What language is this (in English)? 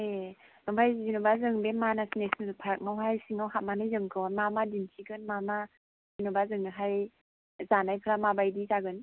Bodo